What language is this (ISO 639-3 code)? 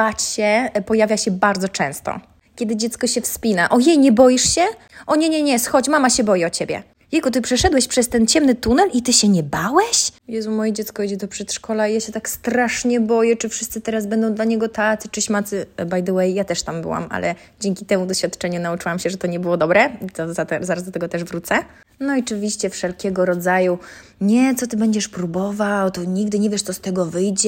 pol